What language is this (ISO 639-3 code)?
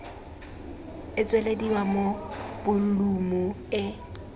tsn